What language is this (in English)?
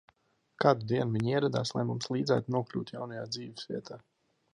Latvian